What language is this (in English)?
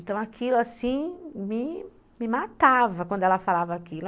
Portuguese